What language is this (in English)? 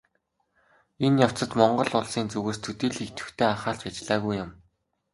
Mongolian